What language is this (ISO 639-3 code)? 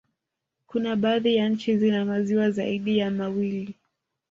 swa